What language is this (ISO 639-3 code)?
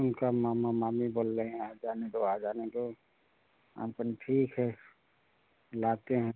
hin